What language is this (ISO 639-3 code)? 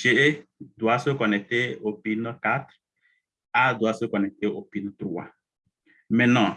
fra